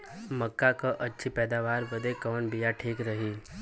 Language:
Bhojpuri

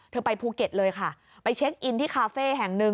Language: Thai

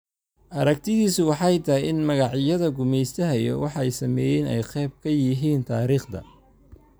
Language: Somali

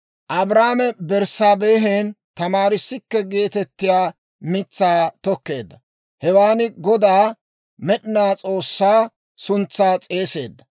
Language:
Dawro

